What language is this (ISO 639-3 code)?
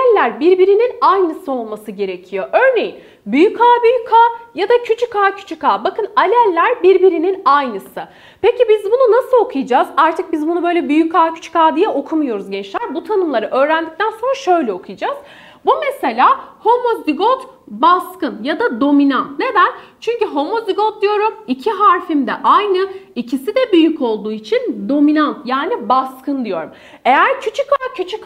tur